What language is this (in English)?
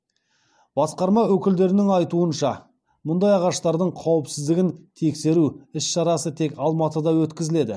Kazakh